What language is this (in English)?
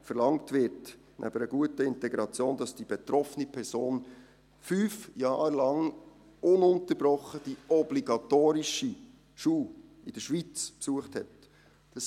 Swiss German